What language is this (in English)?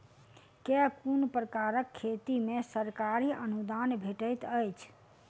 Maithili